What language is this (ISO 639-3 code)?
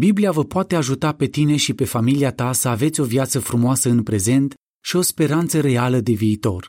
ron